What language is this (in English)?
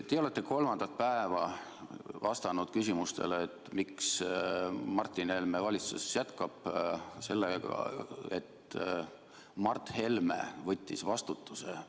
Estonian